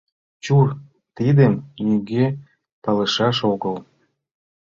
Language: Mari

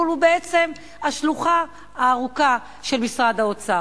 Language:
Hebrew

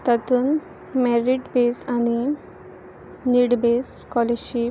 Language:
Konkani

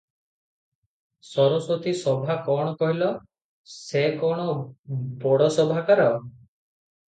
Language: Odia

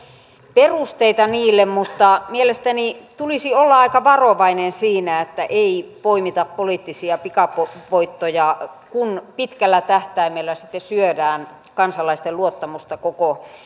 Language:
Finnish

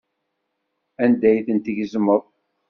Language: Kabyle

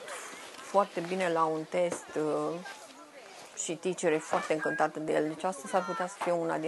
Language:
Romanian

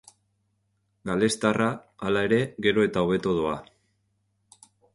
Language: Basque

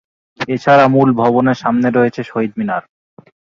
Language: Bangla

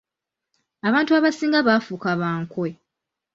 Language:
Ganda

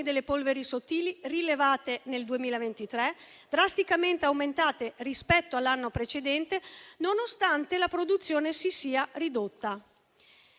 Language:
Italian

